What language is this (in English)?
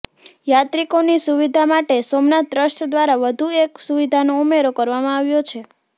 Gujarati